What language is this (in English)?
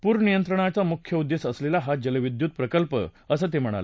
Marathi